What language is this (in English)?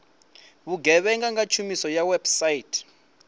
Venda